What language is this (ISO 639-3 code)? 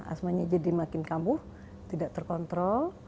ind